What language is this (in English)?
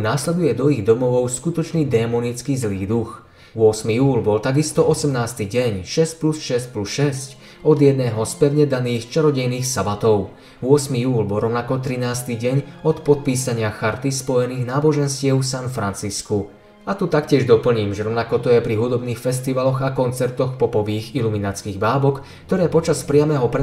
Slovak